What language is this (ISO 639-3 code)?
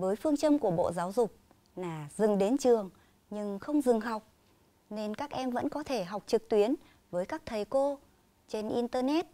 vie